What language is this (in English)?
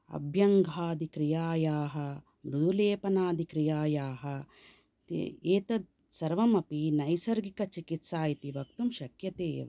Sanskrit